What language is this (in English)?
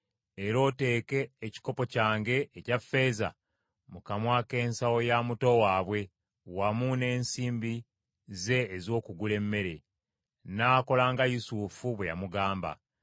Ganda